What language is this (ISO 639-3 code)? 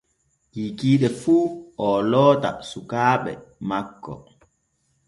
fue